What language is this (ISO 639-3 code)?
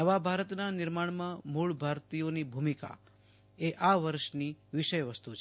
guj